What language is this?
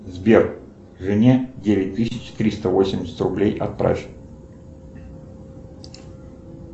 Russian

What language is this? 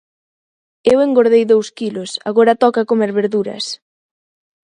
Galician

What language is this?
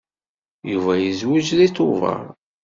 Kabyle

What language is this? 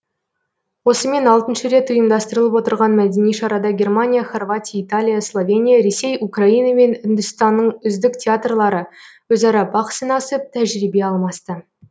Kazakh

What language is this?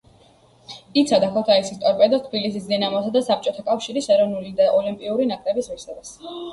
Georgian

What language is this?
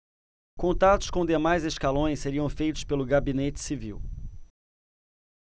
Portuguese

